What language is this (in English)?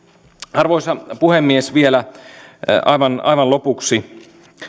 Finnish